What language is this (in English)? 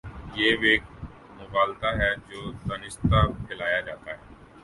Urdu